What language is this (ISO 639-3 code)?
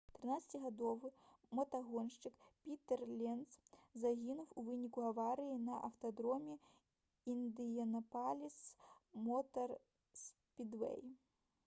bel